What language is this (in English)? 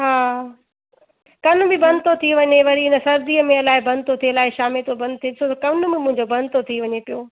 Sindhi